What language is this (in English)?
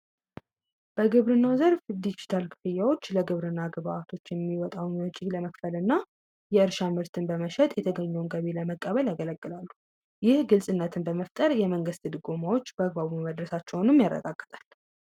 Amharic